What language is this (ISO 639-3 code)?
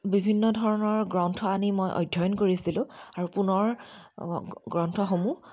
asm